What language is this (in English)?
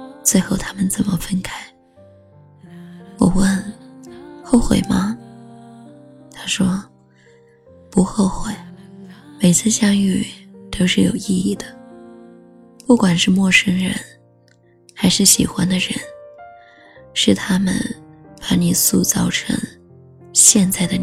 Chinese